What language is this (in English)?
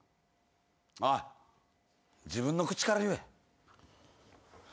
Japanese